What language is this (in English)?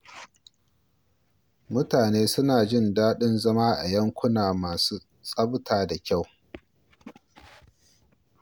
Hausa